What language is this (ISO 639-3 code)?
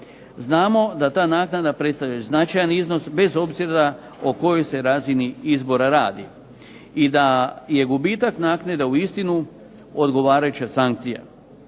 hrv